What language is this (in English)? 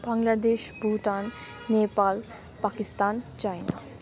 Nepali